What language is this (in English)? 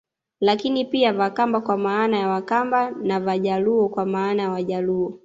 Swahili